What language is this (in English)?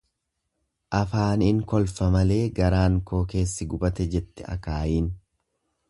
Oromo